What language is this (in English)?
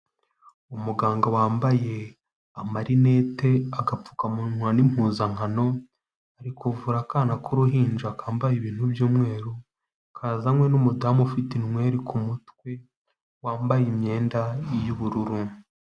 Kinyarwanda